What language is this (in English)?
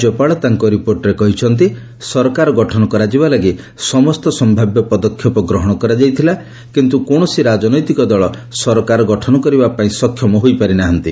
Odia